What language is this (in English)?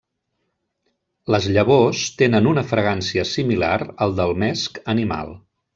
Catalan